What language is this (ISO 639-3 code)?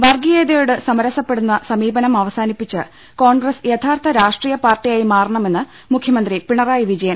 mal